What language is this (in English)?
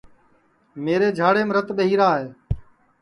Sansi